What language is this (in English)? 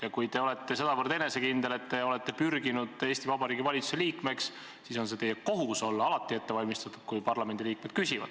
Estonian